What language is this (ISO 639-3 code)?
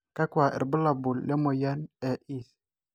mas